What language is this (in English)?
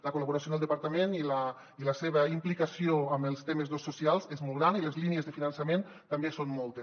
Catalan